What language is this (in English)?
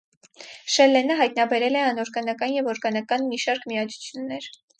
Armenian